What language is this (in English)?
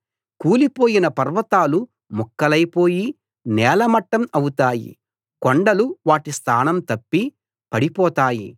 Telugu